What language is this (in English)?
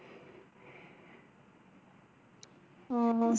Tamil